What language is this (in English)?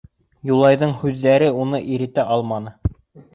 Bashkir